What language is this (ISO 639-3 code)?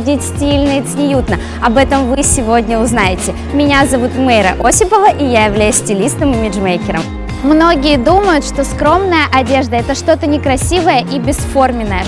rus